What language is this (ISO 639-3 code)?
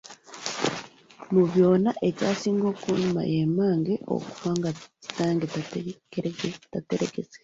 lug